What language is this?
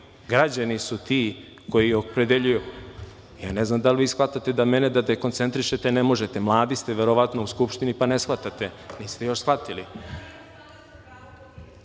Serbian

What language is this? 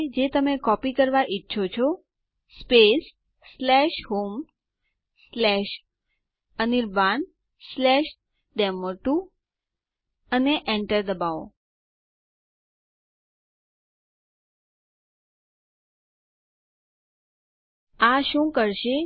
Gujarati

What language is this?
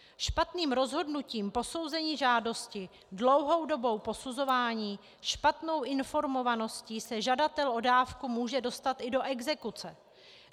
Czech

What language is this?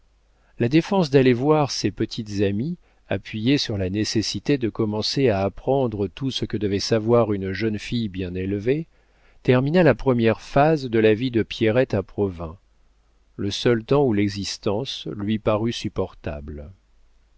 French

